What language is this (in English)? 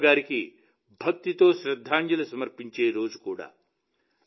Telugu